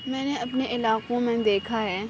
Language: Urdu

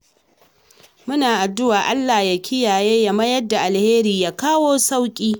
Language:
Hausa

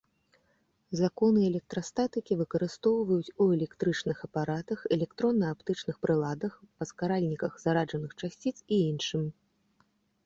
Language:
Belarusian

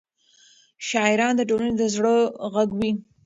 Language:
Pashto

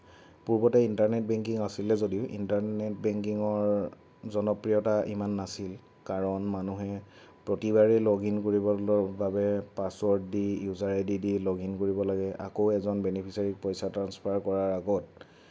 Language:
Assamese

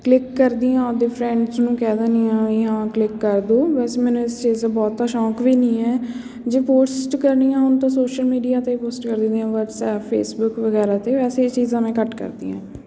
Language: Punjabi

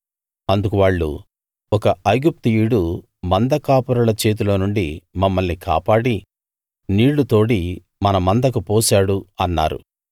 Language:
Telugu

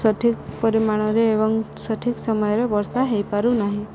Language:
Odia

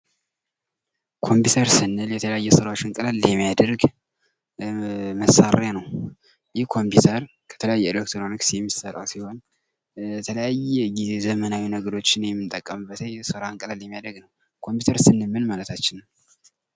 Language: Amharic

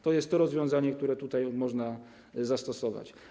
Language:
Polish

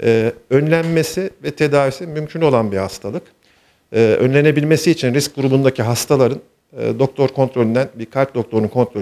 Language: Turkish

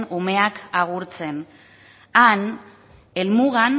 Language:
Basque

